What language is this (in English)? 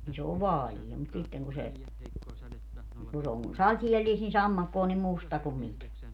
Finnish